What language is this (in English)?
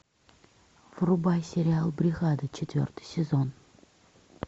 Russian